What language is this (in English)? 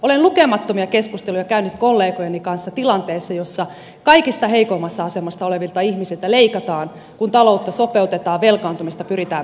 Finnish